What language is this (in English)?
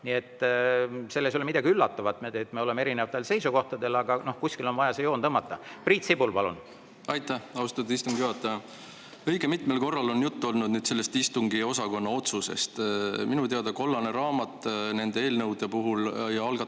Estonian